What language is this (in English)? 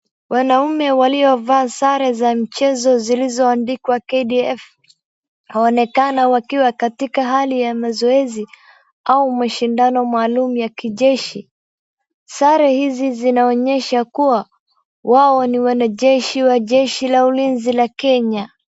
Swahili